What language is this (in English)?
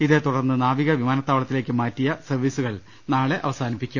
Malayalam